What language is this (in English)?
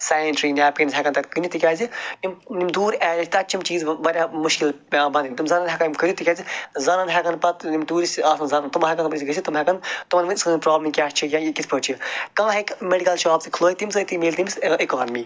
Kashmiri